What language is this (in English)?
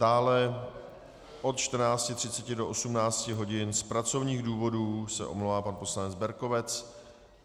Czech